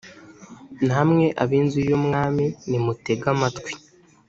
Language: Kinyarwanda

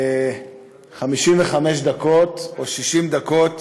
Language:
Hebrew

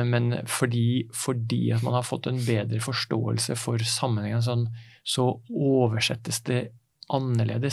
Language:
Danish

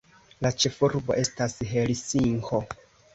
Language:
Esperanto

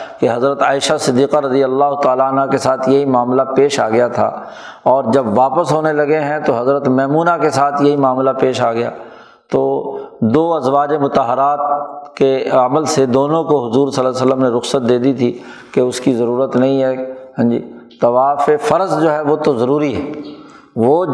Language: Urdu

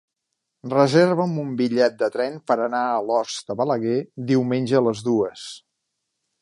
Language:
Catalan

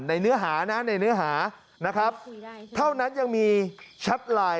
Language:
Thai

